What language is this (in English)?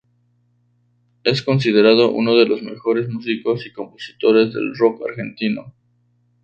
Spanish